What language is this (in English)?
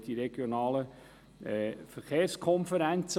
Swiss German